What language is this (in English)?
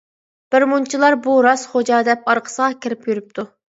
Uyghur